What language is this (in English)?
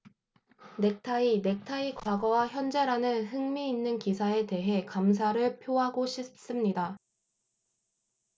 Korean